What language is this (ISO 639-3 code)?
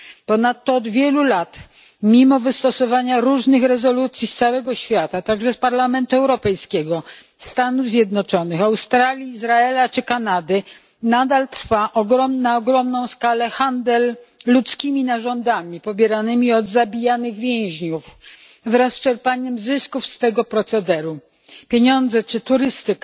pol